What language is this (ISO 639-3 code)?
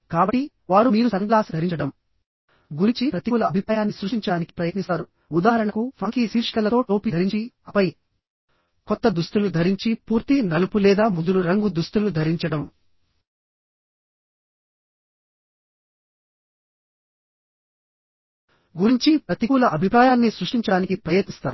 tel